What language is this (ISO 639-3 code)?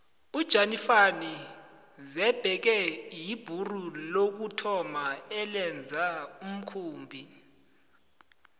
nbl